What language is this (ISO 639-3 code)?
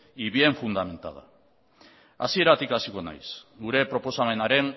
eus